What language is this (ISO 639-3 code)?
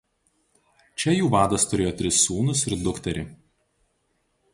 lit